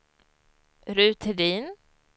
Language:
Swedish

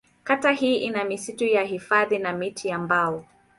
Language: Swahili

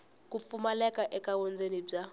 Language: Tsonga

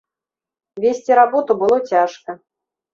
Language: Belarusian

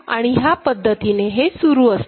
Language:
Marathi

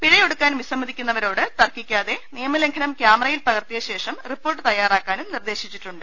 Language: Malayalam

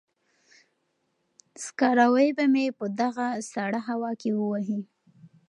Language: Pashto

